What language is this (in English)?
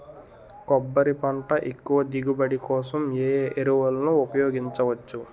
Telugu